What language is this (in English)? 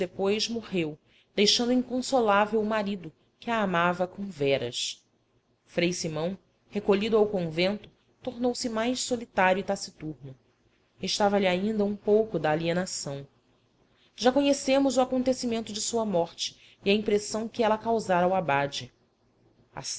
Portuguese